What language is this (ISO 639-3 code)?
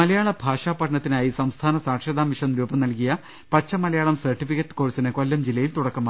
mal